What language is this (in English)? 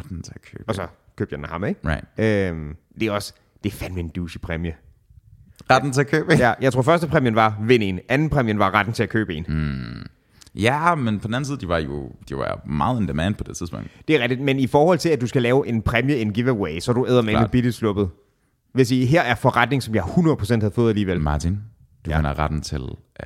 Danish